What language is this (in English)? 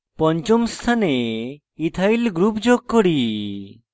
Bangla